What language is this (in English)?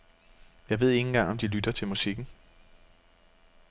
Danish